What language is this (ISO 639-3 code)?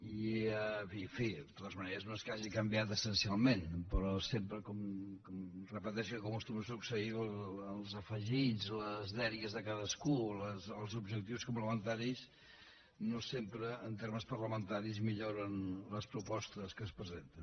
cat